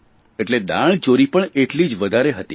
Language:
Gujarati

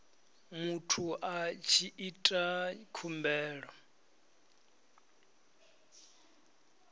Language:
Venda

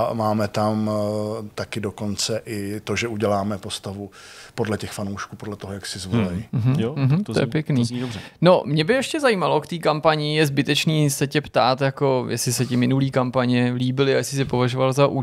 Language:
Czech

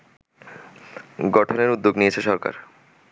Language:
Bangla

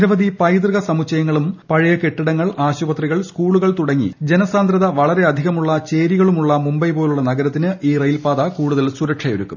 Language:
Malayalam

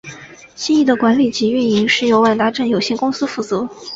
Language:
Chinese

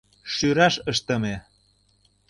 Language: Mari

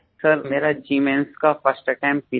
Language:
Hindi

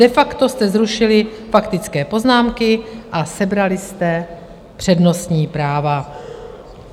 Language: Czech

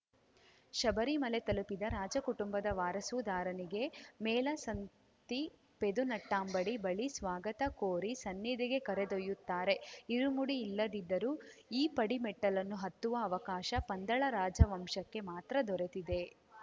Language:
Kannada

